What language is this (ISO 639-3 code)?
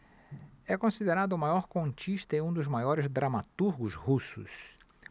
por